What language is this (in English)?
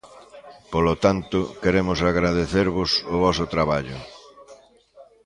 Galician